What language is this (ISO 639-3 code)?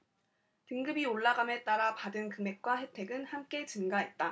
kor